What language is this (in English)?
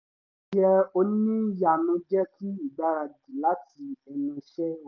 Yoruba